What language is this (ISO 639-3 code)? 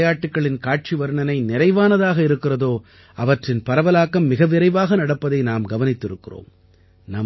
tam